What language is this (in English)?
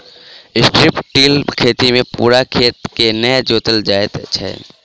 Maithili